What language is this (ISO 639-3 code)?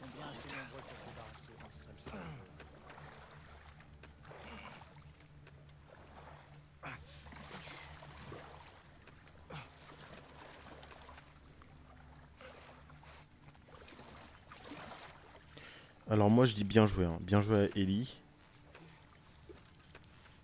fra